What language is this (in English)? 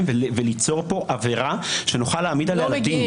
Hebrew